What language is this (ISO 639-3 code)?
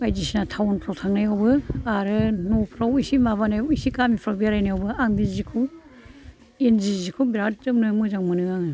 brx